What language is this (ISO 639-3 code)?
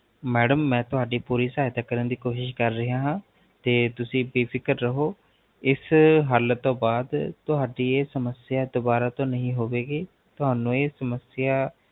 pan